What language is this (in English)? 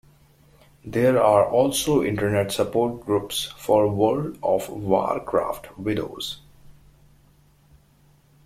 English